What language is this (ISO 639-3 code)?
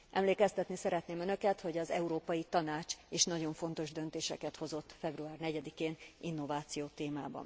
hun